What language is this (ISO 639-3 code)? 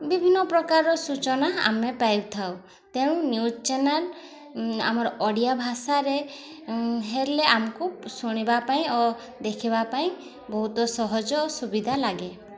ori